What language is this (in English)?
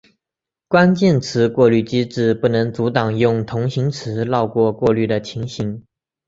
Chinese